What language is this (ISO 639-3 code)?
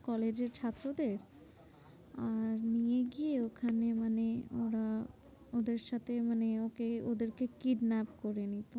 ben